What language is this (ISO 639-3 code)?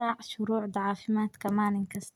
som